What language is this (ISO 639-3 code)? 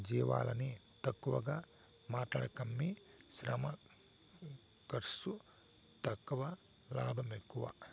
tel